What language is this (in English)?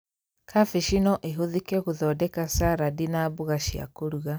Kikuyu